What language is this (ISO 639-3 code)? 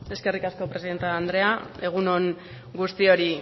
eus